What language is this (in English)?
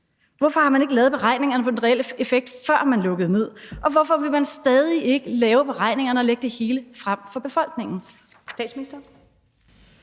Danish